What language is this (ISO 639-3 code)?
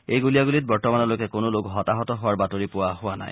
asm